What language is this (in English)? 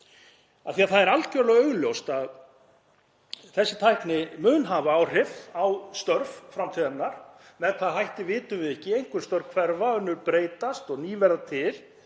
Icelandic